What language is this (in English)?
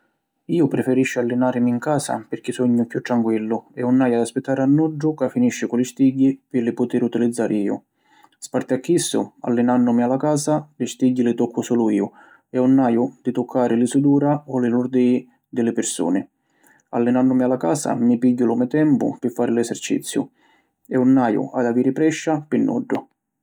Sicilian